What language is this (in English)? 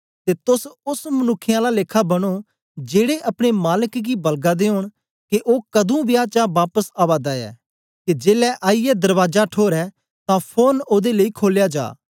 Dogri